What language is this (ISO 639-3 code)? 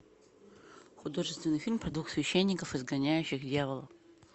rus